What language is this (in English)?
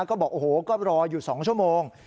Thai